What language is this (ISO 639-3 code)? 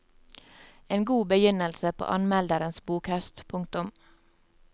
nor